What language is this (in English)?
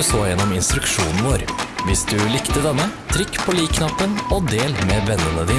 Norwegian